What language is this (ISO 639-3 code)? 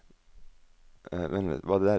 nor